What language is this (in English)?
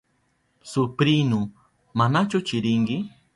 Southern Pastaza Quechua